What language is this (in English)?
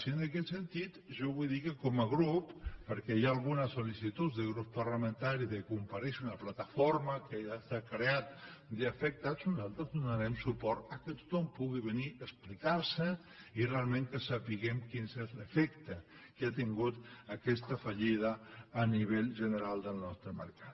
Catalan